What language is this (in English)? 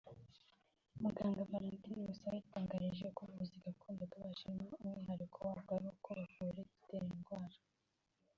Kinyarwanda